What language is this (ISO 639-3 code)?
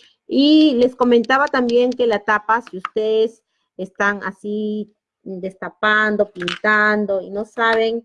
spa